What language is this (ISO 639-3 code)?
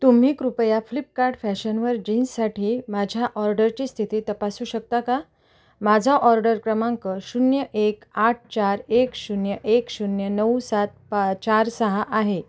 mar